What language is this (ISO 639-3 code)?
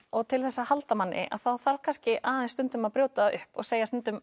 isl